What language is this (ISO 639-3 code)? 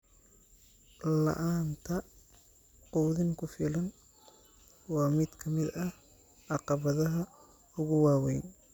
som